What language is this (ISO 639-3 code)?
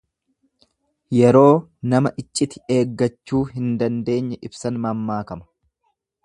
orm